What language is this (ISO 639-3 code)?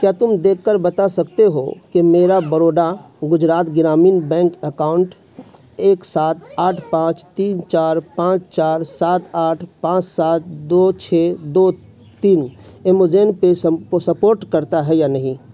urd